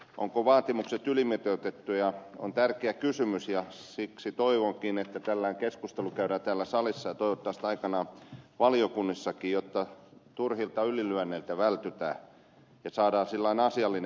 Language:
Finnish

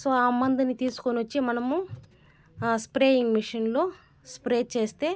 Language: Telugu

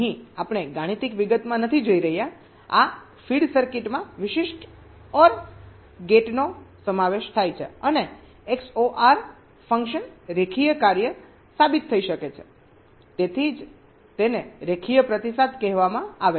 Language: Gujarati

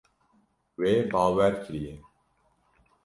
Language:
Kurdish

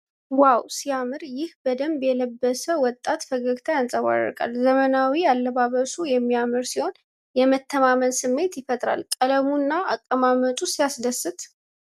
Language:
Amharic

